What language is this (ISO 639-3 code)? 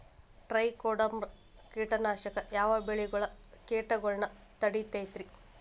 kan